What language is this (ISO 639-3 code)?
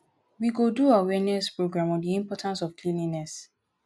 pcm